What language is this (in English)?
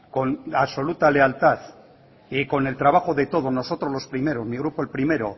Spanish